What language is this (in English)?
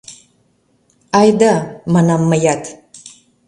Mari